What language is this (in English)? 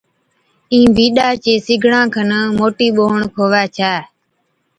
Od